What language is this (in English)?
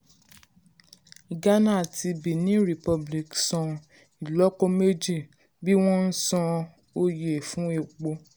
Yoruba